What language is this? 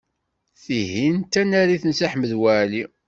Kabyle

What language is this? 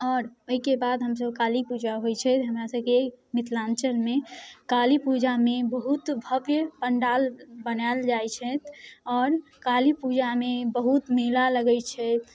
Maithili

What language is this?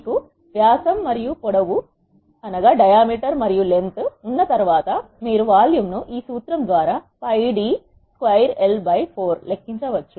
Telugu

